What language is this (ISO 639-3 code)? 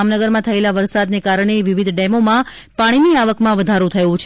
guj